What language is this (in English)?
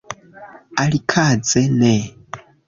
Esperanto